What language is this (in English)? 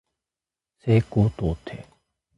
Japanese